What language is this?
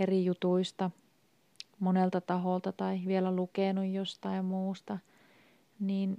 Finnish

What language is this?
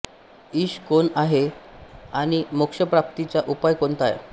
Marathi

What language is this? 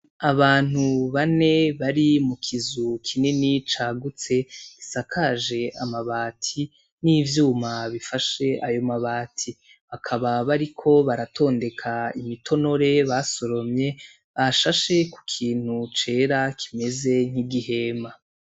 Rundi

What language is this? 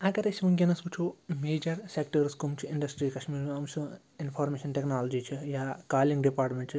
Kashmiri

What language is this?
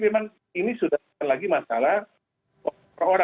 Indonesian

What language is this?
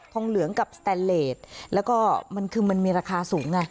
Thai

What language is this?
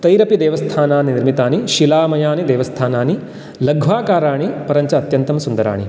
Sanskrit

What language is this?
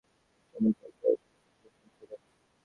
Bangla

